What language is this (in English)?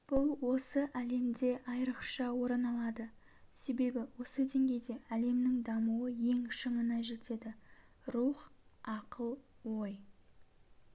Kazakh